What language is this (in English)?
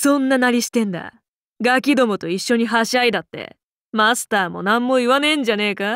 Japanese